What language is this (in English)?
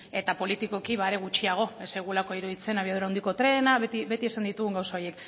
Basque